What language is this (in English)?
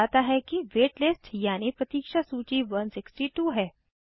Hindi